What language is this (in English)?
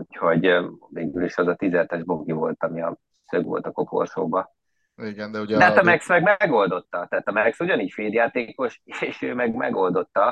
Hungarian